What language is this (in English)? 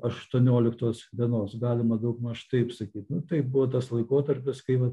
Lithuanian